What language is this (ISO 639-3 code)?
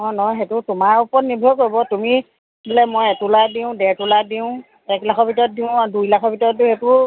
asm